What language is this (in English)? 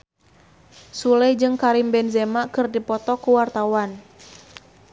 Sundanese